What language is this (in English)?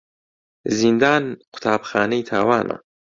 Central Kurdish